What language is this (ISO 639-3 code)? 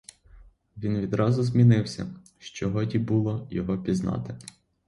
ukr